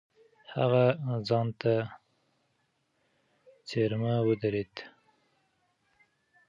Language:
Pashto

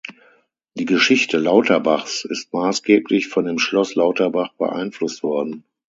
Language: German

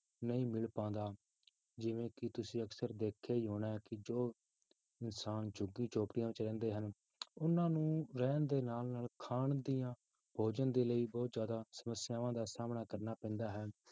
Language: Punjabi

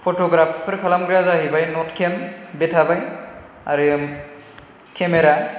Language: Bodo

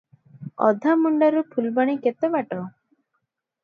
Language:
Odia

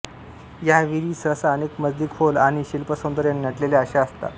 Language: Marathi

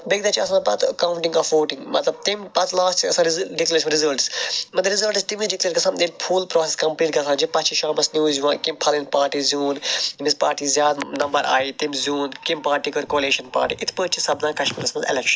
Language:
Kashmiri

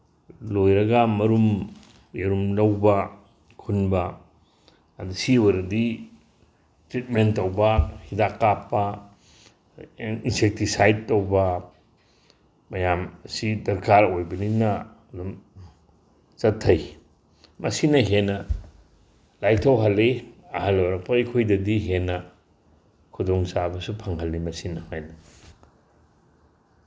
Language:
Manipuri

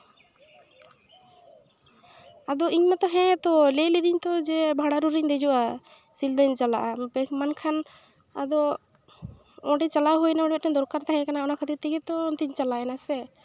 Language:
Santali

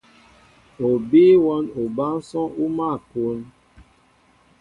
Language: Mbo (Cameroon)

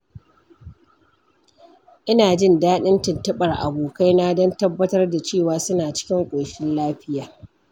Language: Hausa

